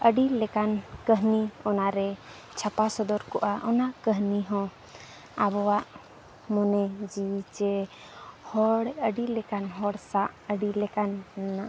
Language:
Santali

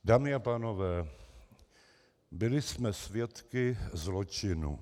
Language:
Czech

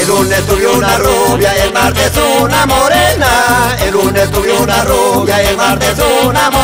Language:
Spanish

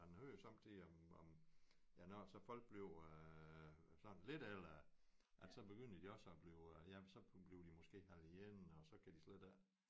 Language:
Danish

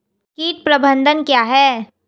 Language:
Hindi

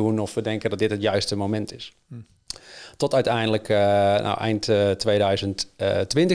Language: Dutch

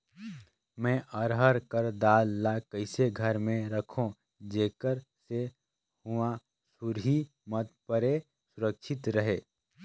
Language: Chhattisgarhi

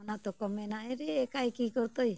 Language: Santali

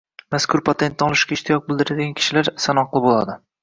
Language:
Uzbek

